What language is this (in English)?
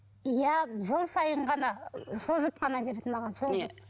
Kazakh